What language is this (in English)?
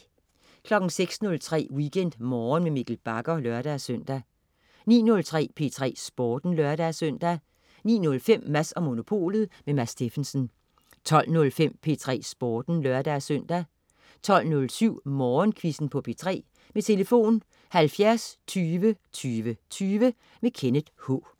Danish